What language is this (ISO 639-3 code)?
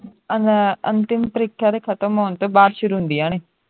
pan